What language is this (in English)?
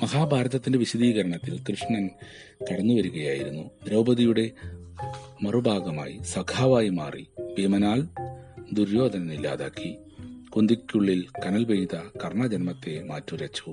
Malayalam